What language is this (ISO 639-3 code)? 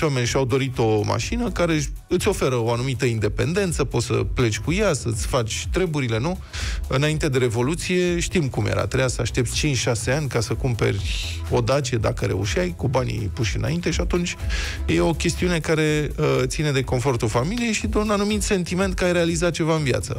ron